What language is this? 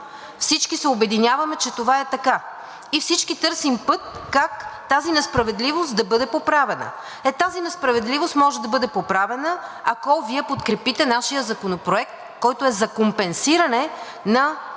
Bulgarian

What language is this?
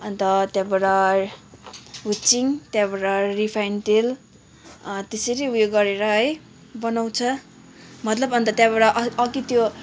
Nepali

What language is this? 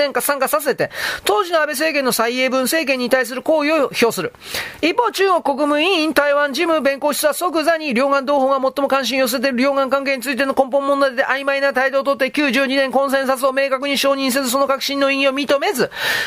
Japanese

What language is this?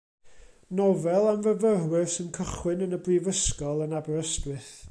Welsh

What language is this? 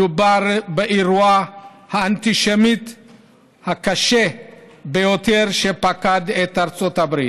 Hebrew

